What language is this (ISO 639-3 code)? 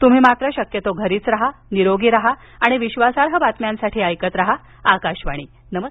mar